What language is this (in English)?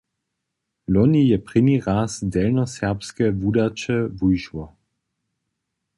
Upper Sorbian